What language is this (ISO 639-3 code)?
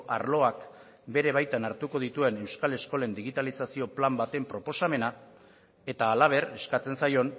eus